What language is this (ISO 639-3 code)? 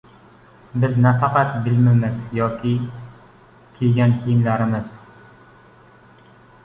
uzb